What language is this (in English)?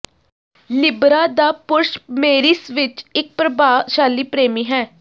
Punjabi